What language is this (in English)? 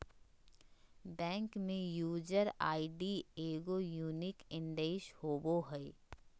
Magahi